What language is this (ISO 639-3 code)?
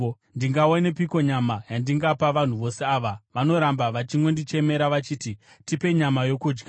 sna